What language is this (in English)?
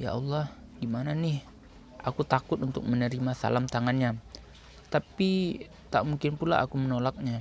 Indonesian